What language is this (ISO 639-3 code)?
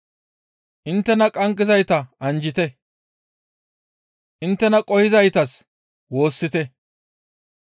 gmv